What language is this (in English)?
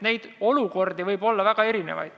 Estonian